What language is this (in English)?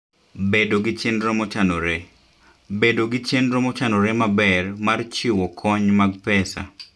Luo (Kenya and Tanzania)